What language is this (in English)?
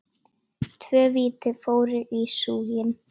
Icelandic